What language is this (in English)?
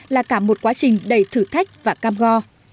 Vietnamese